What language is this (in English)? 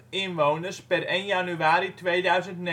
Dutch